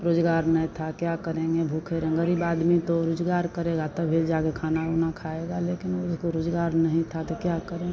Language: Hindi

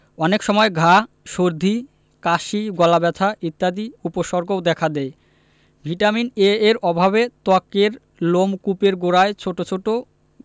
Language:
Bangla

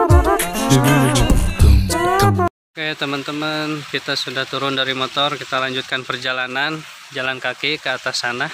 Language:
Indonesian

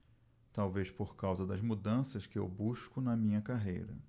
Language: Portuguese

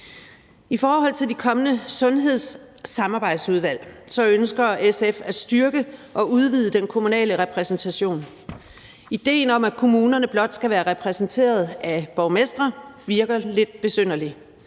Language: Danish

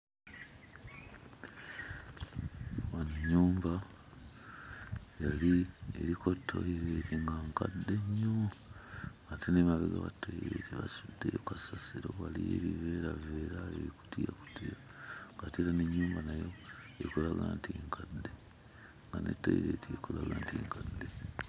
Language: Ganda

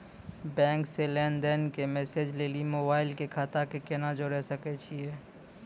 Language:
Maithili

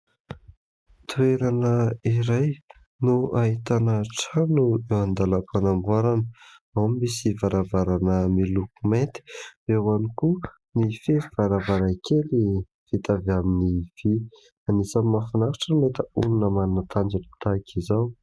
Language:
Malagasy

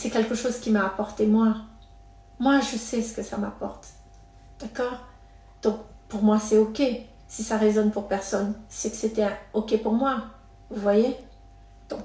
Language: French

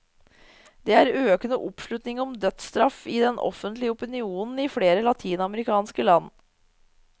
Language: Norwegian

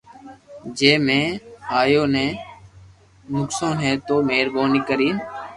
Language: Loarki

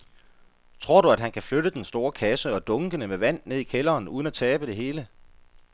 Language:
Danish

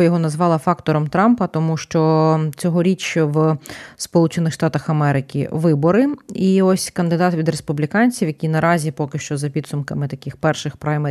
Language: Ukrainian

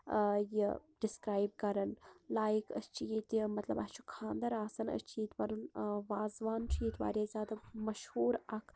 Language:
Kashmiri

